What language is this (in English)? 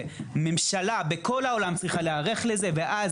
Hebrew